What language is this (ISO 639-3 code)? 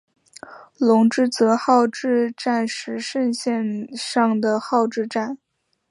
zho